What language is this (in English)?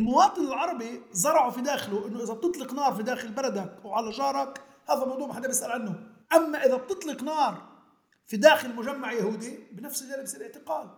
Arabic